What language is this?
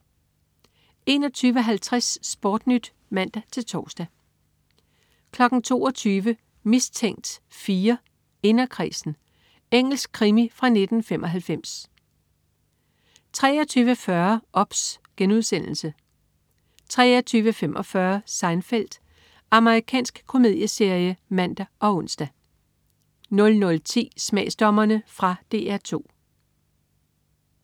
Danish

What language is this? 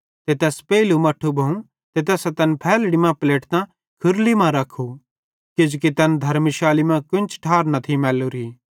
Bhadrawahi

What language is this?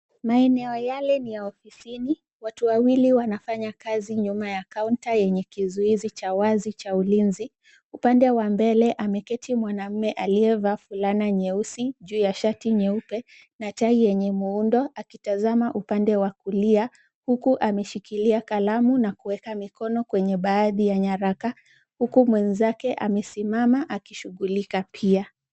Swahili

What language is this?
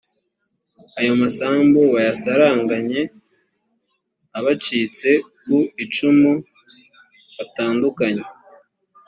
Kinyarwanda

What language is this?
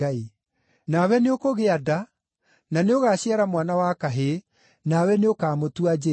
Kikuyu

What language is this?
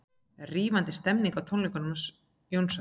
Icelandic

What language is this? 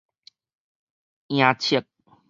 Min Nan Chinese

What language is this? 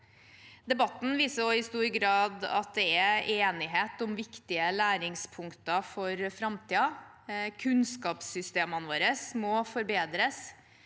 Norwegian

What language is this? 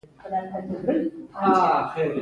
Pashto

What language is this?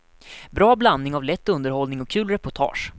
Swedish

